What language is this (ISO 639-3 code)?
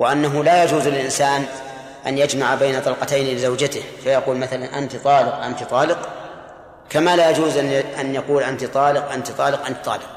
ara